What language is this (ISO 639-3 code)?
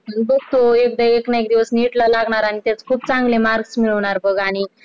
mar